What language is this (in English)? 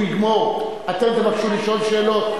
Hebrew